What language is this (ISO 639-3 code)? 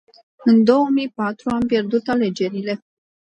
ron